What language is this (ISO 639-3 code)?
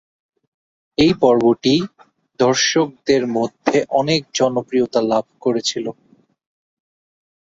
ben